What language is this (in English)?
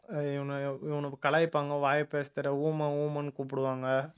Tamil